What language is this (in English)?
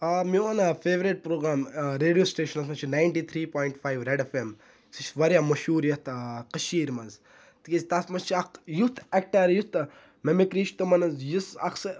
Kashmiri